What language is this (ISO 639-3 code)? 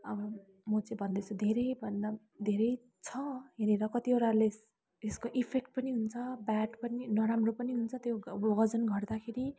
nep